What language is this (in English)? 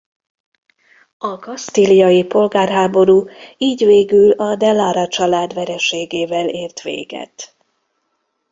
Hungarian